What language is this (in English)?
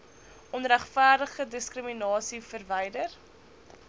Afrikaans